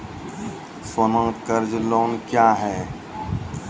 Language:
Maithili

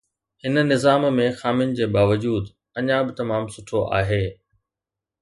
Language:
Sindhi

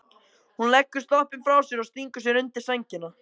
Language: Icelandic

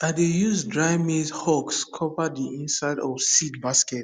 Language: Nigerian Pidgin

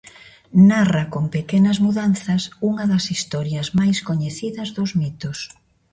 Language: Galician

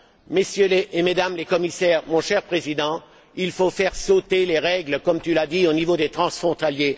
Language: French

